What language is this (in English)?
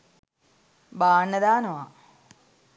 Sinhala